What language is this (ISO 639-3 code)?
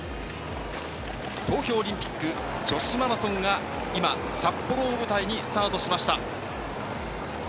jpn